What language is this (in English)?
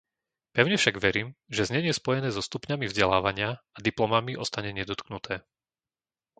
Slovak